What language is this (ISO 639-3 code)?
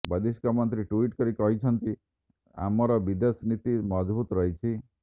ori